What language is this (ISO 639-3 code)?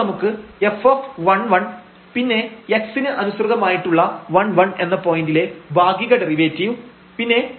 mal